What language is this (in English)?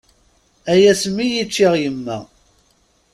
Kabyle